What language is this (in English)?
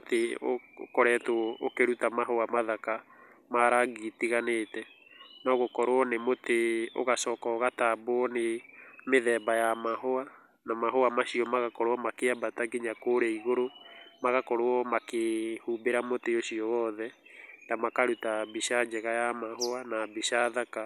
Kikuyu